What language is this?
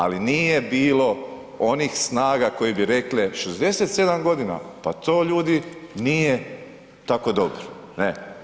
Croatian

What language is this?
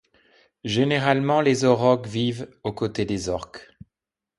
French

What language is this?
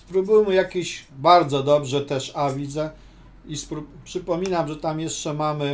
Polish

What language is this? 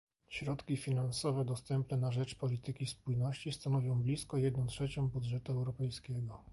Polish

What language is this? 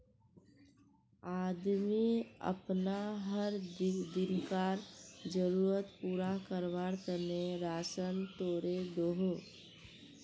Magahi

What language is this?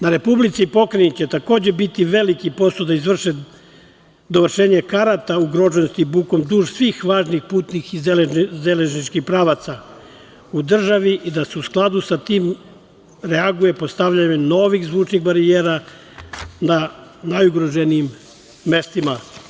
Serbian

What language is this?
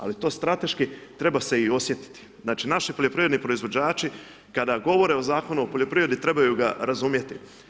Croatian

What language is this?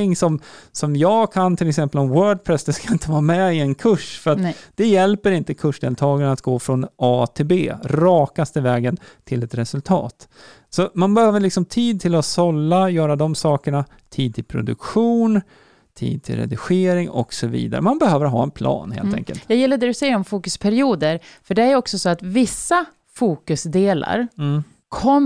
Swedish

